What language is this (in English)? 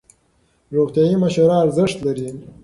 Pashto